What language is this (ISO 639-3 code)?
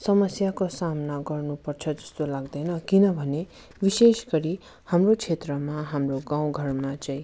nep